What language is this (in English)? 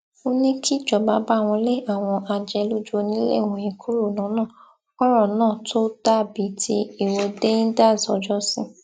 Yoruba